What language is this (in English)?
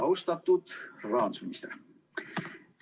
Estonian